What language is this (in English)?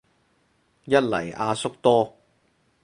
Cantonese